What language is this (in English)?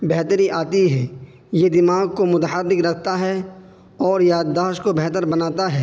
Urdu